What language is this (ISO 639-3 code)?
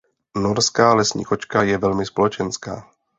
ces